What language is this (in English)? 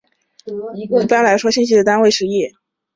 Chinese